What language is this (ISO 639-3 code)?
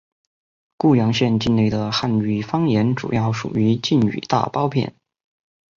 zho